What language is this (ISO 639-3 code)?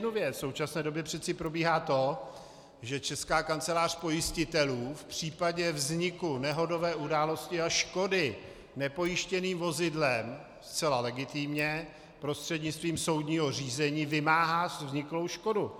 ces